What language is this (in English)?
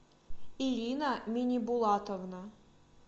Russian